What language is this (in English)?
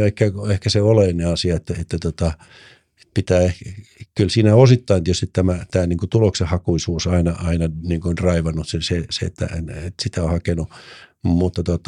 Finnish